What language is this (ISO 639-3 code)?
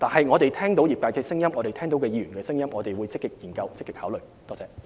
yue